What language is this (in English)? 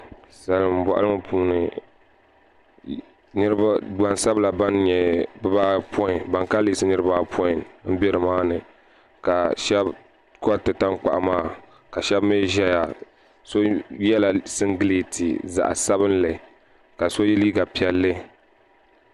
Dagbani